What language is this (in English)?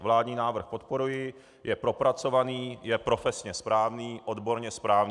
Czech